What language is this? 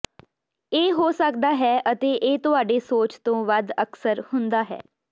Punjabi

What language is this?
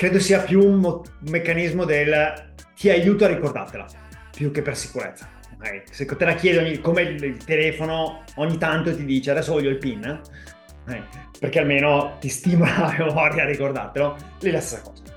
Italian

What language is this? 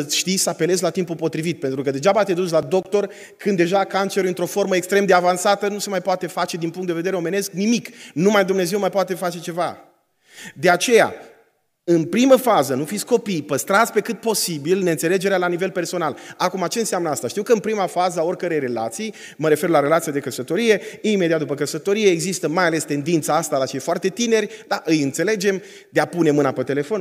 Romanian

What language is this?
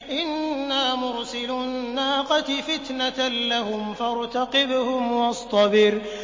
Arabic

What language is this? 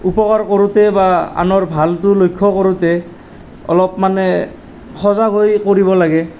Assamese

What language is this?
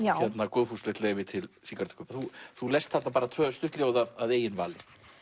Icelandic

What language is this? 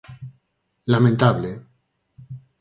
Galician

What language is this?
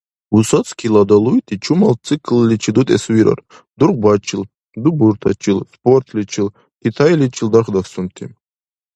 Dargwa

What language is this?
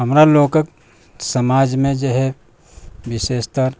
Maithili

